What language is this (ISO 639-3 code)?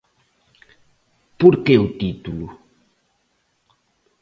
glg